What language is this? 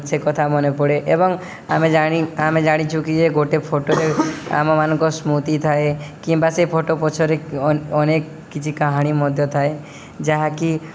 Odia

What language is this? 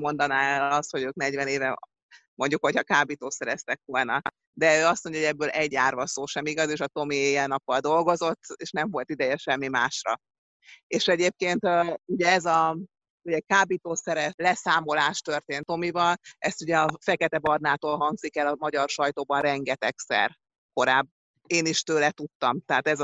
Hungarian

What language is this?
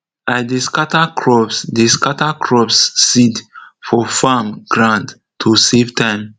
Nigerian Pidgin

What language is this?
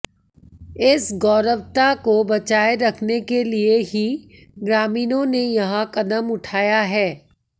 Hindi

